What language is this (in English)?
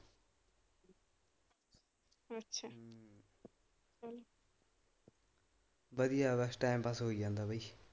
Punjabi